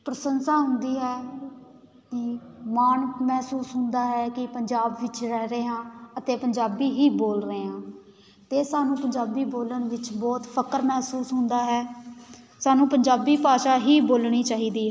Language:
Punjabi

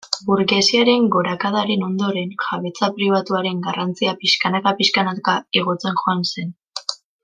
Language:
Basque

